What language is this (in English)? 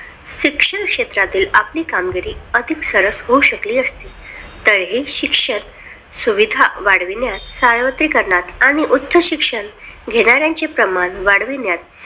Marathi